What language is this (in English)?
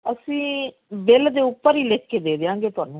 Punjabi